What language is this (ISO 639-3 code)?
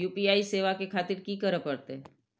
mai